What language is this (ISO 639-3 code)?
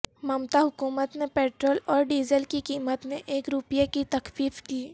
urd